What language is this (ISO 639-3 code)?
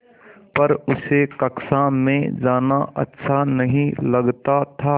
hin